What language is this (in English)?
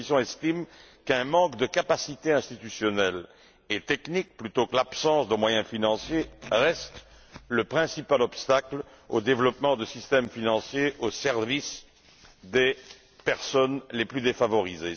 French